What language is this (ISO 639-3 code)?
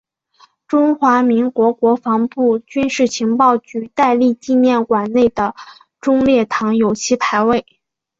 zho